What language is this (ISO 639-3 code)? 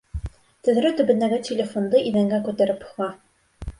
bak